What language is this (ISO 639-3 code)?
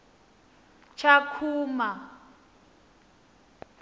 ven